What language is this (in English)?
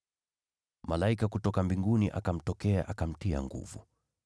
Swahili